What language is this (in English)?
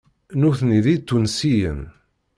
Kabyle